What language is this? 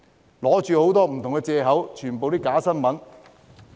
Cantonese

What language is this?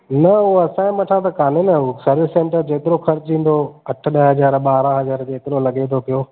Sindhi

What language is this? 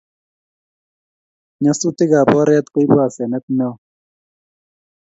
Kalenjin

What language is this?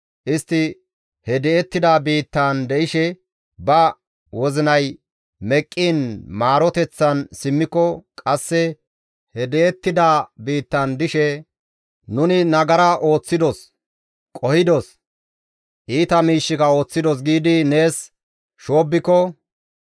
Gamo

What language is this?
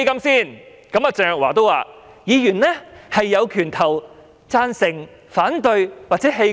Cantonese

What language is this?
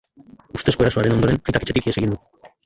Basque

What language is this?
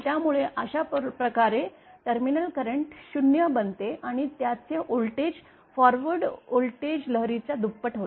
Marathi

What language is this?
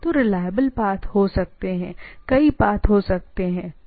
Hindi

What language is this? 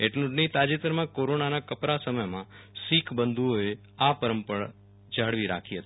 Gujarati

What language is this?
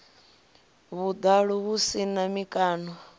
Venda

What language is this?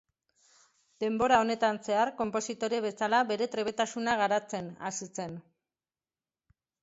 Basque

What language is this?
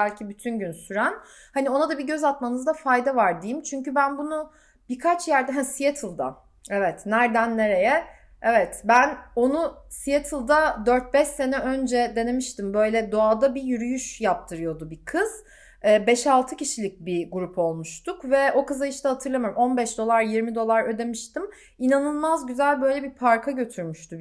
Turkish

